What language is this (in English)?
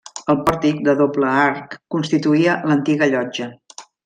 Catalan